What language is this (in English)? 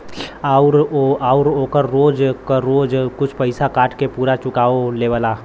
Bhojpuri